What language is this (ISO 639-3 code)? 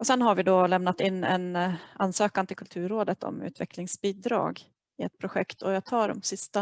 swe